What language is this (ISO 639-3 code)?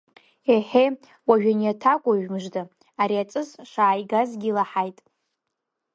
abk